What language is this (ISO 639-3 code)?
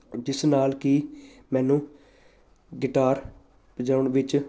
pan